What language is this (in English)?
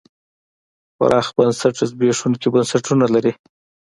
Pashto